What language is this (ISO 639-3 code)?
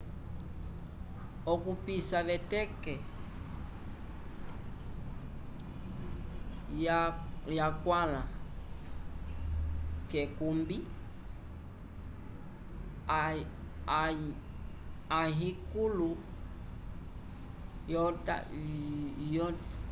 umb